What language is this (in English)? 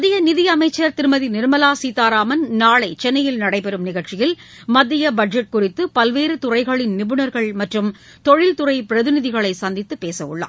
Tamil